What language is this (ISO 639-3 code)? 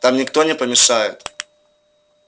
rus